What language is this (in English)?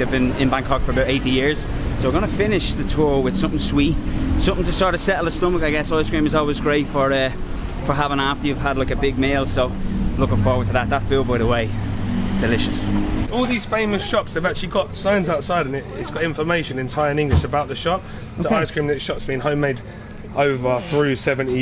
English